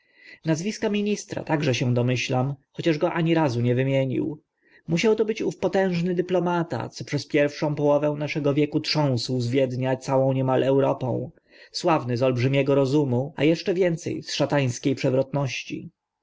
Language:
Polish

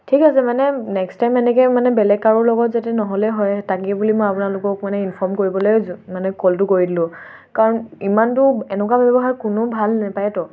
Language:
Assamese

